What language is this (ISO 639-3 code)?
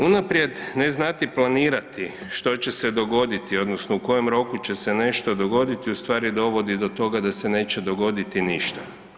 hrv